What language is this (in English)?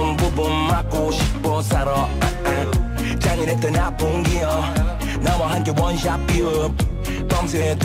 Polish